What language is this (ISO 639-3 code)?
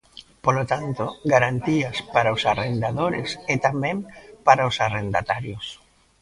glg